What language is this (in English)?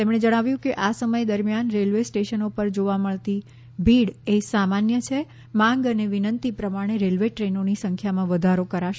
Gujarati